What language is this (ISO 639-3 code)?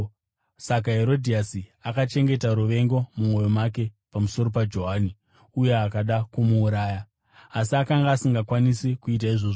sna